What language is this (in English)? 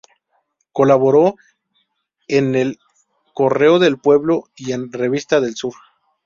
Spanish